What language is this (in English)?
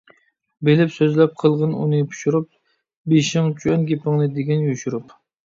Uyghur